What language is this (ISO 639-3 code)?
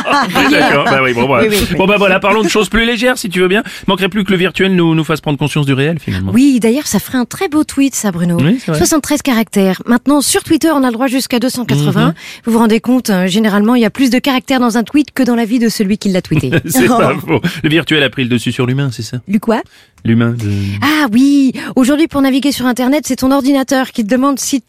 fra